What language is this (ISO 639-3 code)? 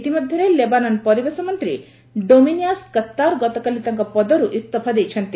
ori